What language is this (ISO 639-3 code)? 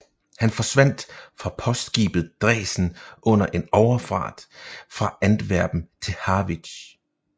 dan